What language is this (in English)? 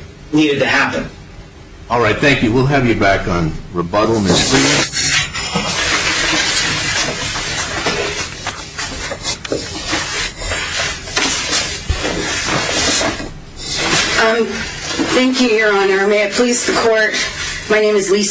English